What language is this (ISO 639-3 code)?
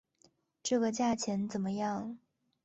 zho